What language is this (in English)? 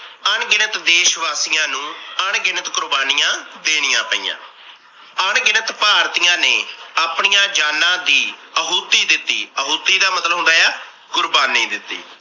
Punjabi